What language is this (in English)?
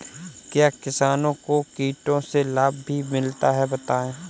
Hindi